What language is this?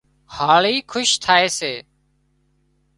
Wadiyara Koli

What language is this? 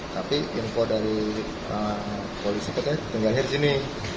Indonesian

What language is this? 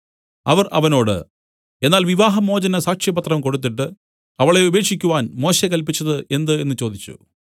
Malayalam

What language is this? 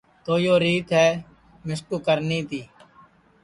Sansi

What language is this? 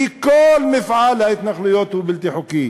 Hebrew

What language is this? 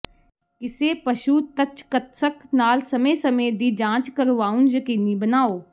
Punjabi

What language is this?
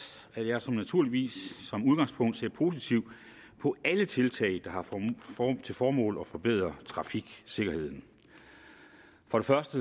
Danish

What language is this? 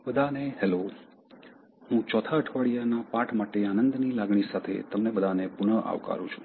Gujarati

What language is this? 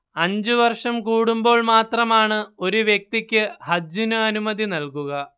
Malayalam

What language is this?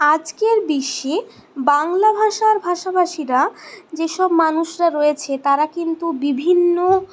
Bangla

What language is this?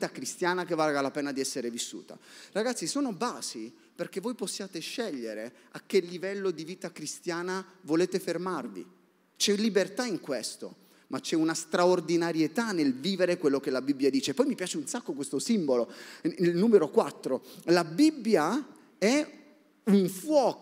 Italian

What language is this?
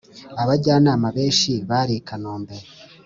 Kinyarwanda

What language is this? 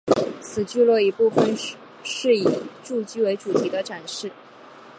Chinese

